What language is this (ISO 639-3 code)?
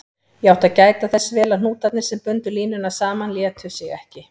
isl